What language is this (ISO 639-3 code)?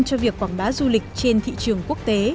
vie